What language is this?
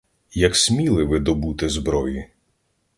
Ukrainian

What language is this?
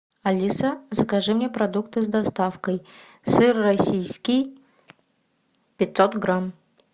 Russian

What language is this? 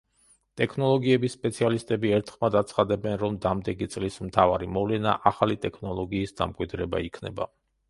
Georgian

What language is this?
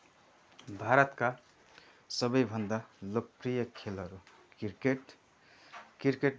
Nepali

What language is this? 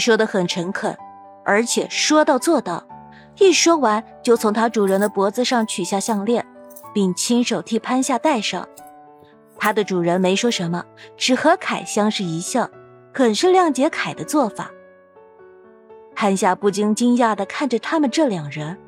Chinese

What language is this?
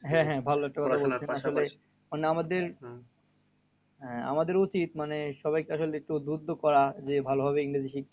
Bangla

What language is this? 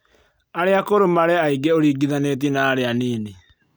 Kikuyu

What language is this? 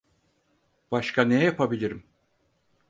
Turkish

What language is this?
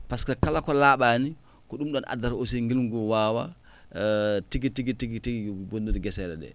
Fula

